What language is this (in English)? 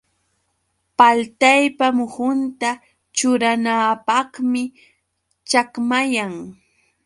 Yauyos Quechua